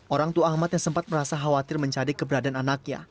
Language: Indonesian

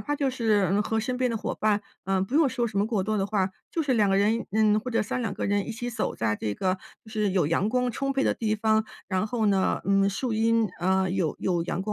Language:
Chinese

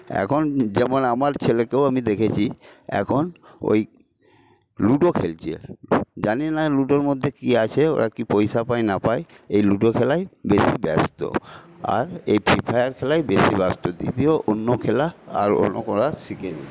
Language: Bangla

